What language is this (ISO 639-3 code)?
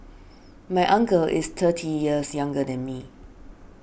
eng